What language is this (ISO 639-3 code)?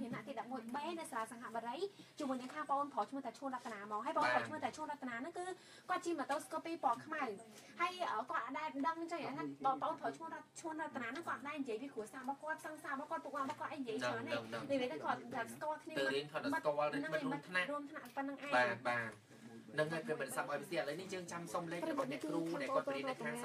tha